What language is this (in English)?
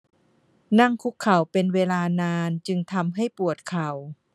Thai